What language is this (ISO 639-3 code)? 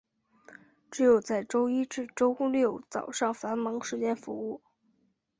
zho